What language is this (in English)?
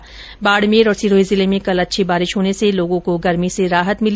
Hindi